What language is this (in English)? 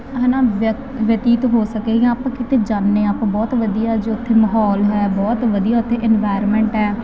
Punjabi